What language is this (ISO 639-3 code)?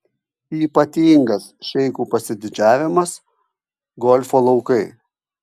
lit